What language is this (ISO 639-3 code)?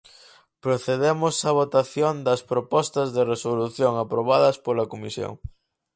glg